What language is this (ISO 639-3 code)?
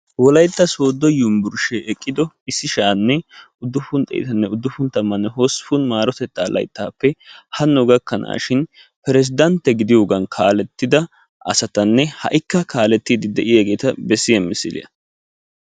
wal